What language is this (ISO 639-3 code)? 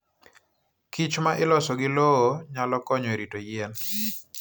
luo